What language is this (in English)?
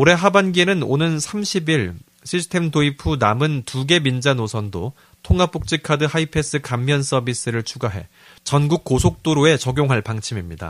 Korean